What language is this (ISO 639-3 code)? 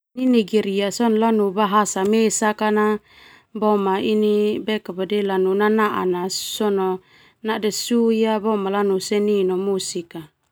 twu